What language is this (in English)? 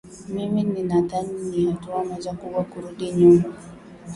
Swahili